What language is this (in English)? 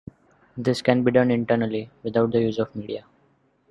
English